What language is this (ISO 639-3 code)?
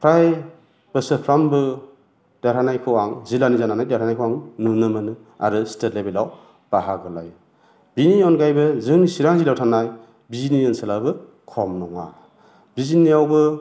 brx